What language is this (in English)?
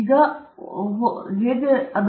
Kannada